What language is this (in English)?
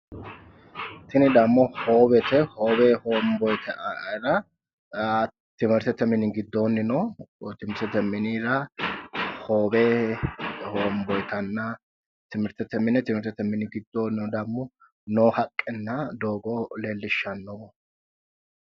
Sidamo